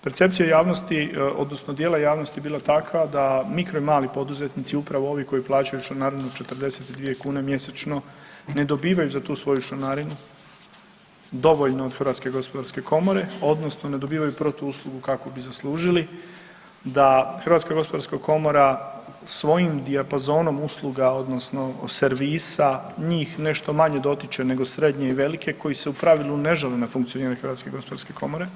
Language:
Croatian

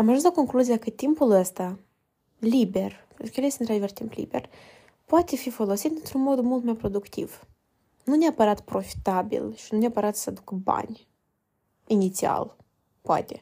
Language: Romanian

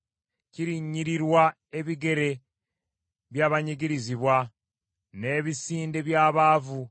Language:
Ganda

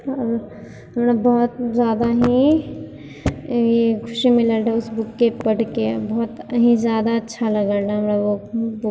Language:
Maithili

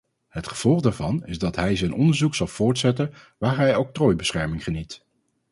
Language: Dutch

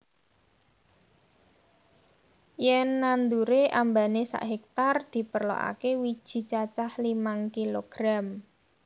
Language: Javanese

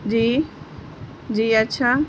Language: Urdu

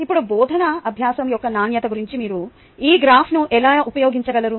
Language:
Telugu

